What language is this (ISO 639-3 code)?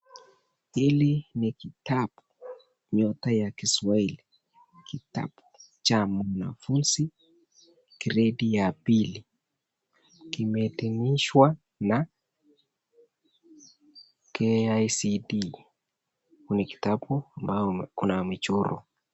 swa